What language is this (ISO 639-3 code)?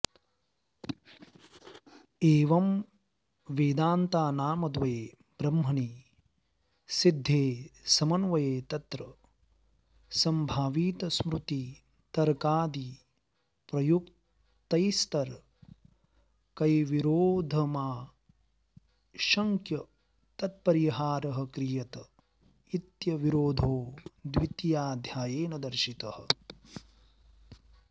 san